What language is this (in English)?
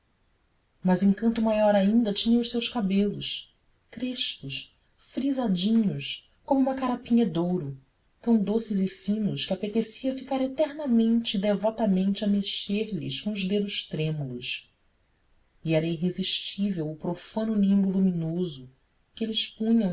Portuguese